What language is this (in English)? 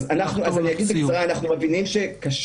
Hebrew